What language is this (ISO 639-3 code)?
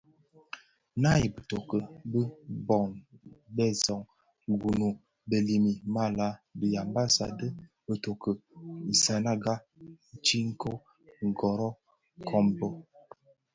ksf